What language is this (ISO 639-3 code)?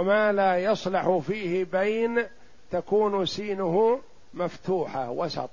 ara